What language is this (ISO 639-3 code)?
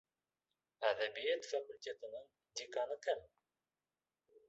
bak